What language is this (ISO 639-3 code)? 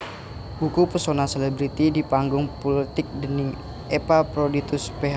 jav